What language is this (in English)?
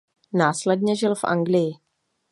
Czech